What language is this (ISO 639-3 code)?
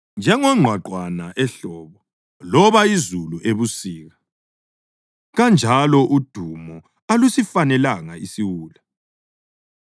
nde